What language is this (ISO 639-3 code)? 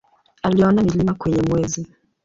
swa